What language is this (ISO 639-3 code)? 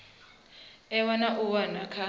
ven